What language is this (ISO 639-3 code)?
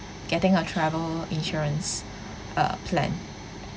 eng